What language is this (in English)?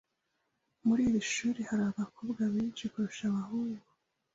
Kinyarwanda